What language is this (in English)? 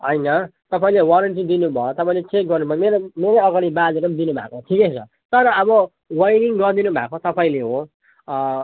Nepali